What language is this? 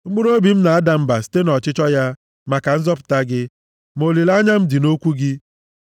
Igbo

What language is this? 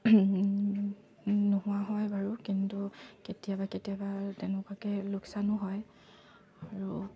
Assamese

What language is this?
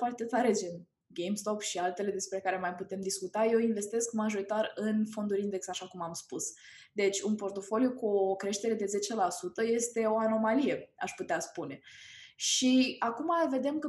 Romanian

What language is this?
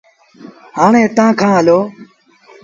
Sindhi Bhil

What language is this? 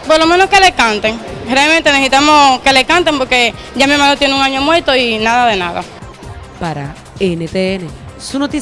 Spanish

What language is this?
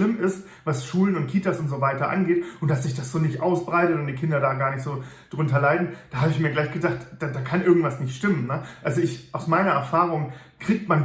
German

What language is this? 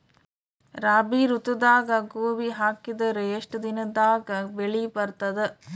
Kannada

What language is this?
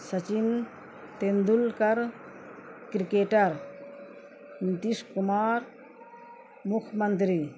Urdu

